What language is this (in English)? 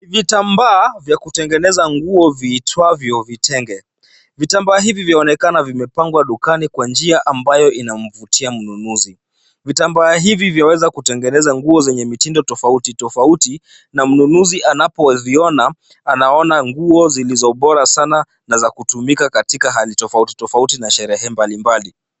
Swahili